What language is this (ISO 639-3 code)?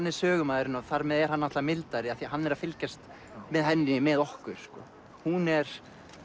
isl